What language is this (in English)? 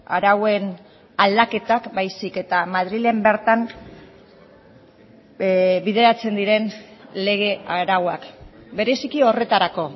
Basque